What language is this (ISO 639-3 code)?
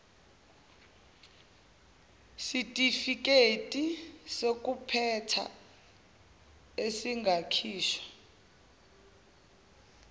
zul